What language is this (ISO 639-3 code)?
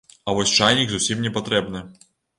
bel